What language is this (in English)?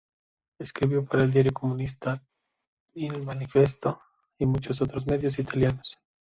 Spanish